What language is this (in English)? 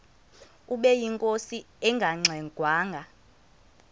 Xhosa